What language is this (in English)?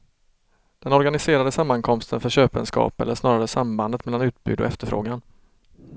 Swedish